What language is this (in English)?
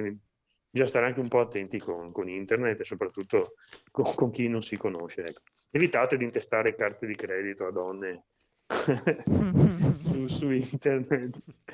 Italian